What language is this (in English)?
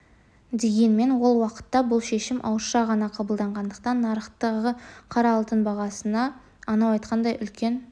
Kazakh